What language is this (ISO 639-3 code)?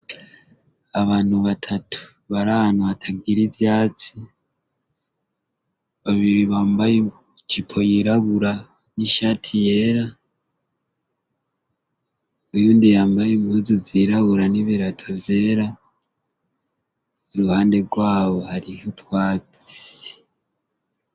run